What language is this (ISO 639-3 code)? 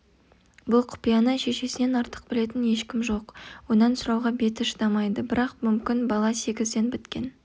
kaz